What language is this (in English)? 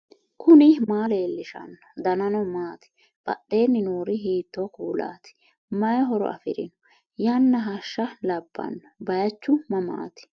Sidamo